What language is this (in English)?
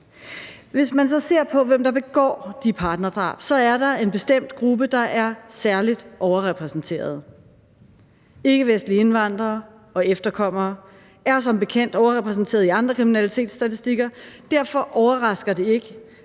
Danish